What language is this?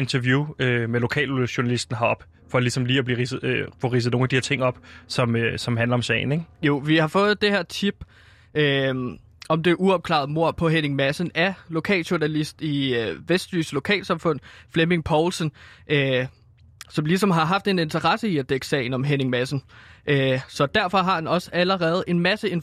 Danish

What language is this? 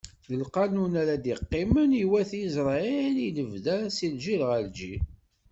Kabyle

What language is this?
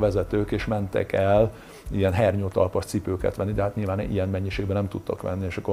Hungarian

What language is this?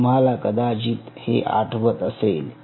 Marathi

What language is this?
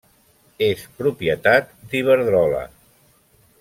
Catalan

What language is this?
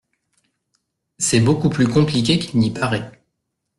French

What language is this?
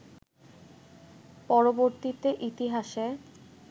Bangla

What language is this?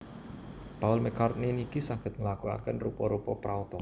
Javanese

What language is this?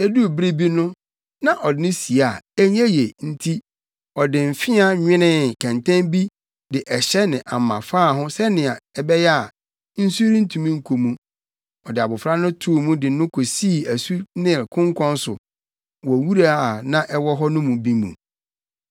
Akan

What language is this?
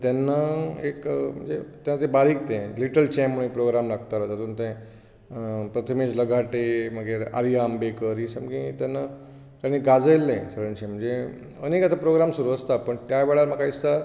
Konkani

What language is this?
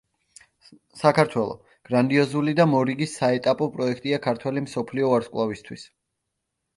Georgian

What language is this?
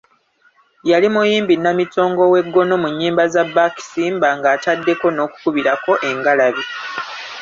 Ganda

